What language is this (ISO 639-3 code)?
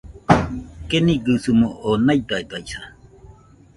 hux